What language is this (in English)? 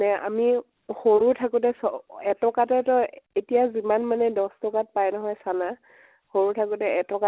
Assamese